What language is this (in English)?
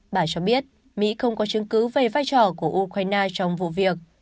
Vietnamese